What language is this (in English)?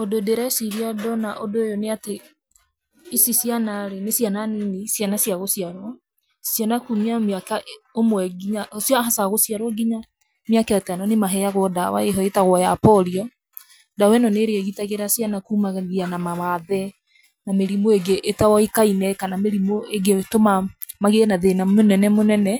Kikuyu